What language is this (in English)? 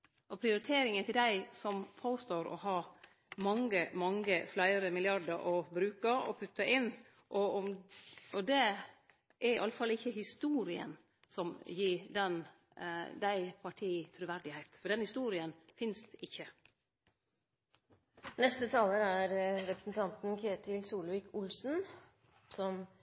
Norwegian Nynorsk